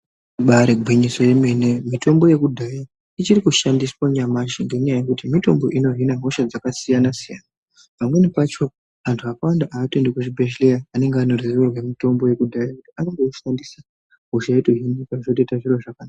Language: Ndau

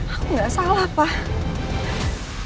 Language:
Indonesian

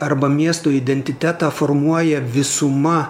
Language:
Lithuanian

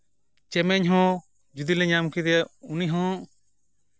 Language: Santali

